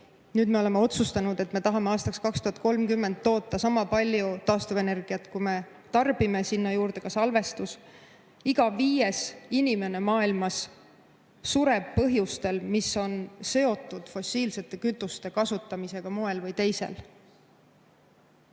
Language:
Estonian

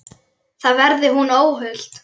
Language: Icelandic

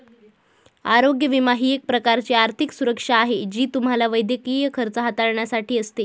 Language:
Marathi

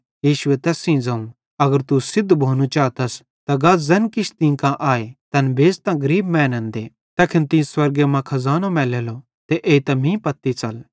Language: Bhadrawahi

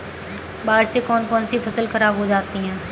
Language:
Hindi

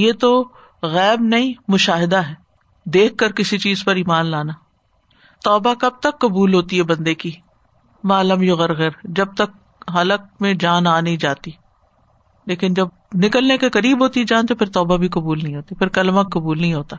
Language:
Urdu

